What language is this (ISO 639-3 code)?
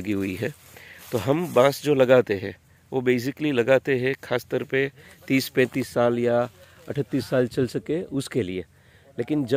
hin